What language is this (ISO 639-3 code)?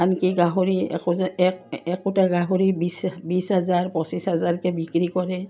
asm